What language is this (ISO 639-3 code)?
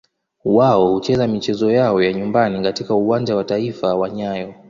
swa